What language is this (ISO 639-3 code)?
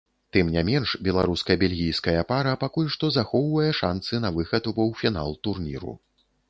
bel